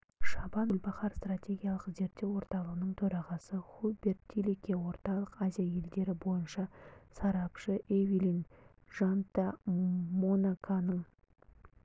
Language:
Kazakh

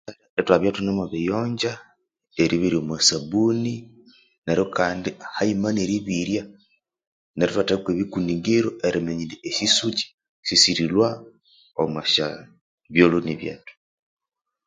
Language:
Konzo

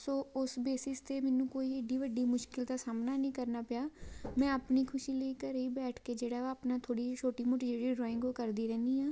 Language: Punjabi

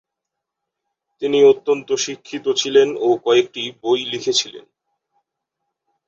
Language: Bangla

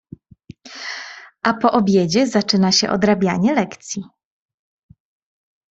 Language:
Polish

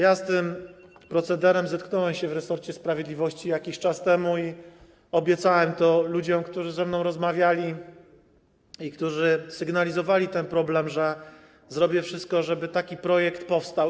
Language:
Polish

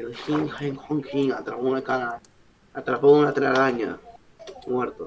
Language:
Spanish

